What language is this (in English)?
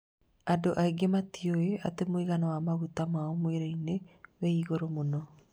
Kikuyu